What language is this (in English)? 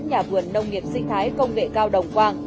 Vietnamese